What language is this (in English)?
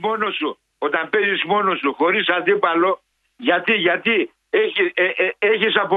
Greek